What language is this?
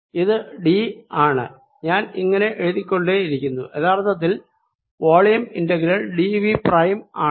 Malayalam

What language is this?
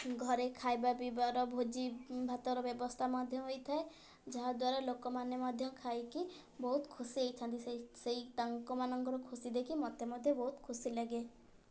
Odia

